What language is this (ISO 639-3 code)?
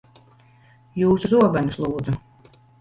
lav